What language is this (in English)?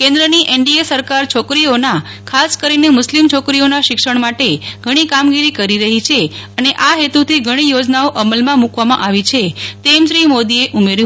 Gujarati